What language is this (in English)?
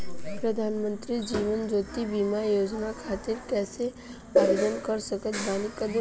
Bhojpuri